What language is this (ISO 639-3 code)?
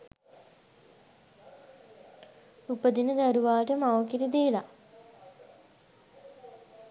sin